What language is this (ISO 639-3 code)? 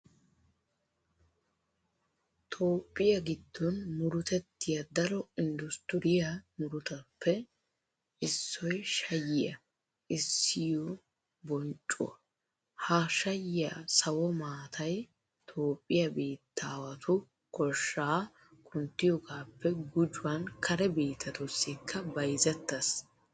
wal